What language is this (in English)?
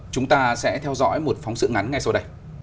Vietnamese